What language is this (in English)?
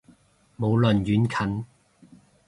Cantonese